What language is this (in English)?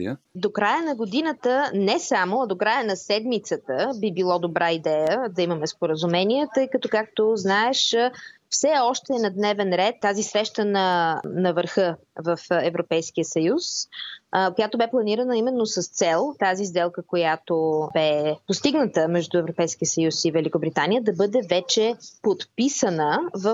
Bulgarian